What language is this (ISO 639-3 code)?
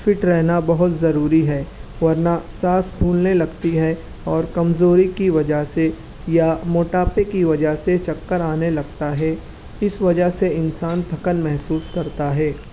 urd